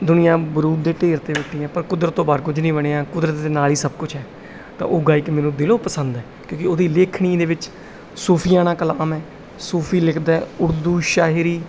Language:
Punjabi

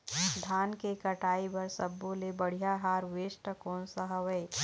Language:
Chhattisgarhi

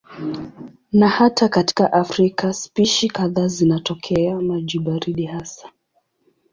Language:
Swahili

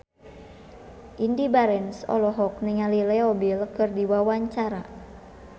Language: Sundanese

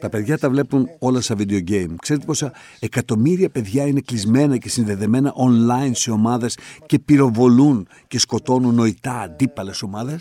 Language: Greek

